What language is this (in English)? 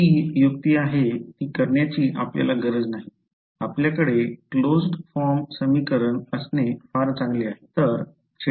Marathi